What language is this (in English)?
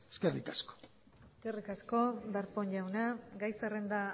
Basque